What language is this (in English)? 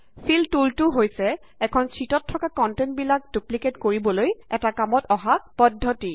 Assamese